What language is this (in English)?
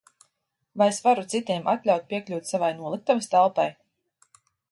Latvian